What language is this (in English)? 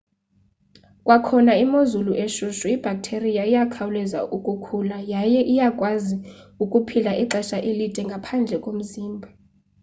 Xhosa